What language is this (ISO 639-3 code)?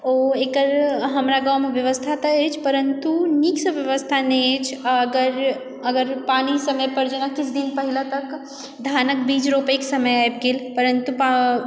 mai